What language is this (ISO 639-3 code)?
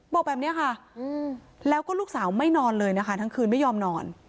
tha